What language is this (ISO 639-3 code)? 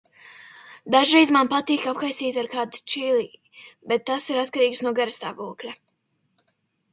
lav